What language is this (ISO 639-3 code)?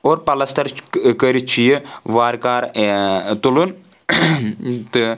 kas